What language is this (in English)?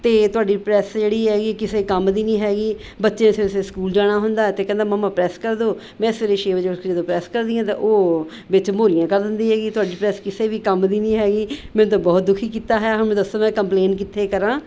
Punjabi